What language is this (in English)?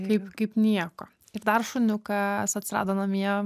Lithuanian